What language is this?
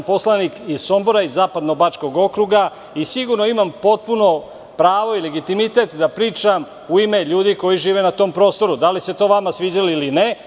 Serbian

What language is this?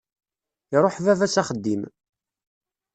Kabyle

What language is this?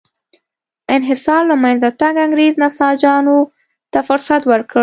Pashto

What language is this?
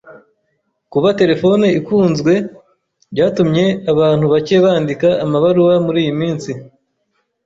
Kinyarwanda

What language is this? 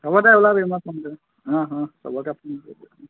Assamese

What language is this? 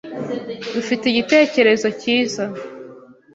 Kinyarwanda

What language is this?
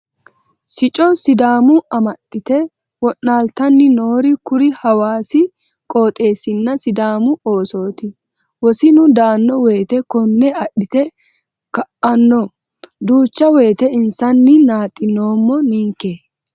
Sidamo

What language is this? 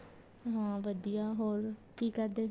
Punjabi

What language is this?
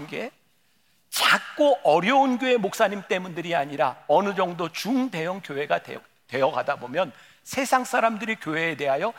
Korean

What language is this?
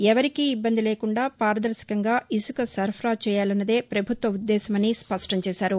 Telugu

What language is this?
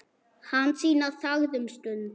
Icelandic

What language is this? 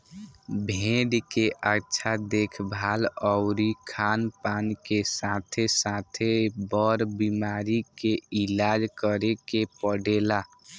Bhojpuri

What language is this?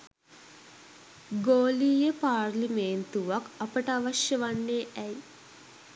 Sinhala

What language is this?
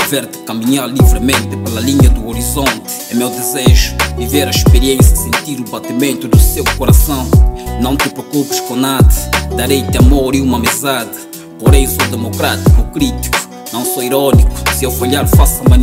Portuguese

